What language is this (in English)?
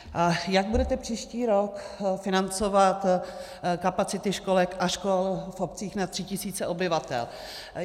Czech